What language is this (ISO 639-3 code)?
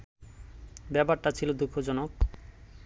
ben